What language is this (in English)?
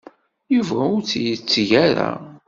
Kabyle